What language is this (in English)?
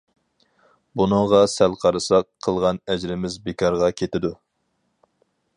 Uyghur